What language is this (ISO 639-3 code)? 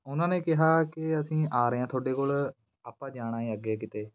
pan